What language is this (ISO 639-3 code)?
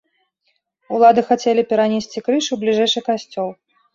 bel